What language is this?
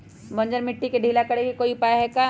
Magahi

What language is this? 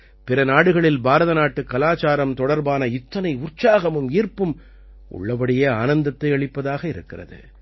Tamil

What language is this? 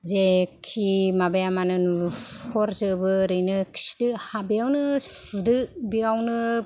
Bodo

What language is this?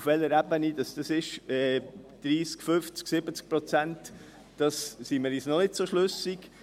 Swiss German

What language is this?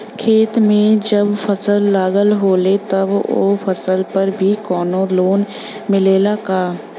Bhojpuri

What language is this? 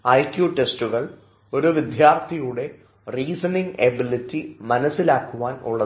Malayalam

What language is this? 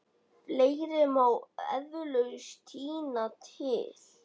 Icelandic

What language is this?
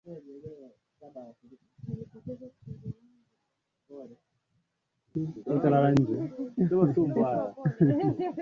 Swahili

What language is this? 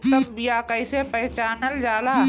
Bhojpuri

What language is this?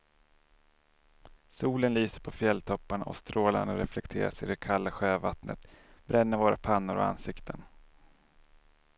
Swedish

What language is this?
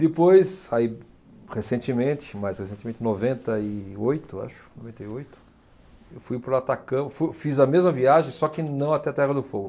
Portuguese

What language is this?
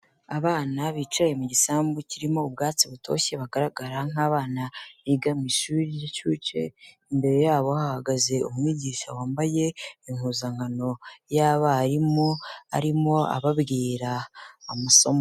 Kinyarwanda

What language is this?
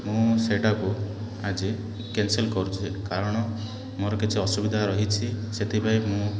Odia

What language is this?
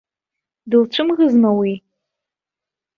Abkhazian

